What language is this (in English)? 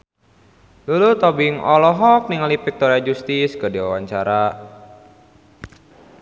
Sundanese